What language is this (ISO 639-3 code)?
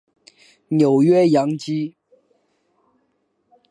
zho